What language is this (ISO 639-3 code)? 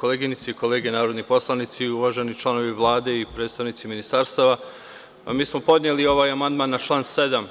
srp